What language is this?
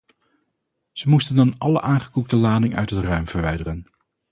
Dutch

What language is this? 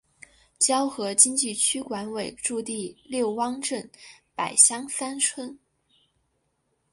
Chinese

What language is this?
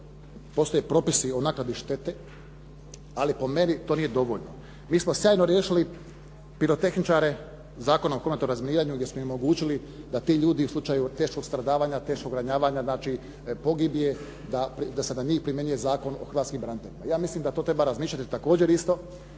Croatian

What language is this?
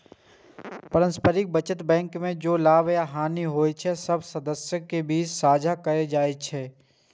Maithili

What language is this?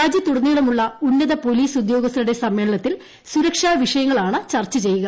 Malayalam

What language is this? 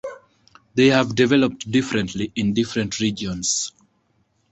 English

